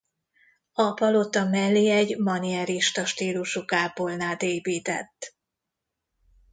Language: Hungarian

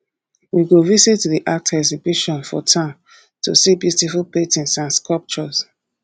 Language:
Nigerian Pidgin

